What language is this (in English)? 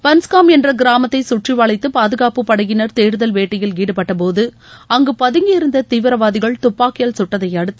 Tamil